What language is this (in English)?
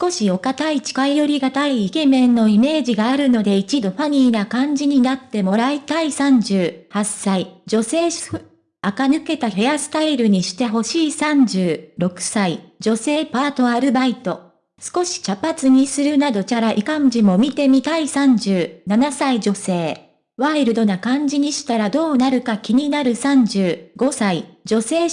Japanese